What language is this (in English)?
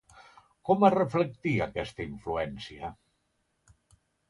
Catalan